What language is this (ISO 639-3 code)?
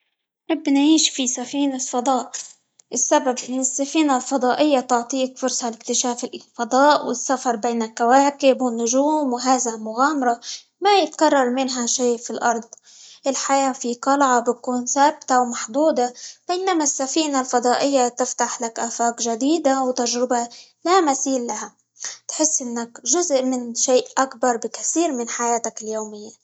ayl